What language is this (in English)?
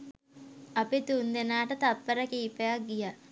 Sinhala